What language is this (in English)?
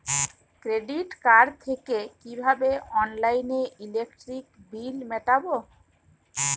Bangla